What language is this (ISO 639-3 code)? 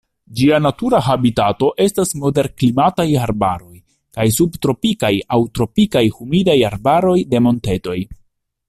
epo